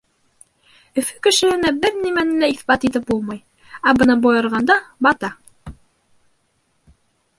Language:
Bashkir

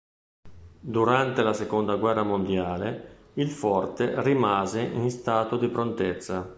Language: Italian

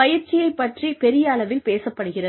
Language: Tamil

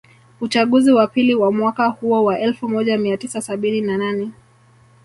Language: Swahili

